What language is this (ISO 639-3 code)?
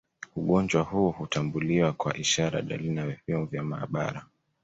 swa